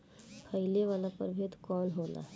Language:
Bhojpuri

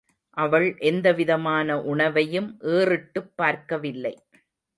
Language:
Tamil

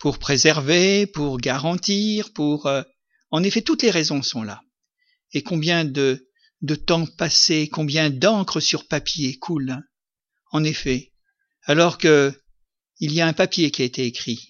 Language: French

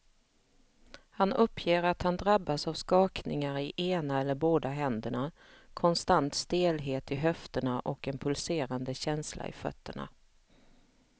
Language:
Swedish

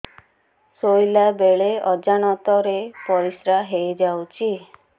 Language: Odia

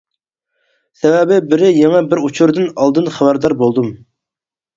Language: Uyghur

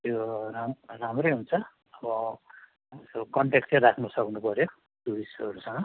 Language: Nepali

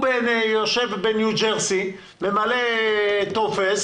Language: Hebrew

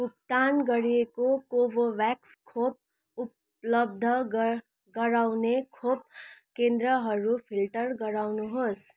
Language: Nepali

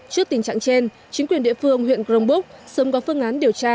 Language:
Vietnamese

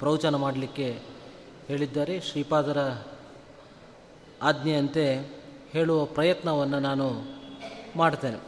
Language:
Kannada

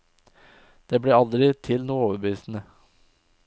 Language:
Norwegian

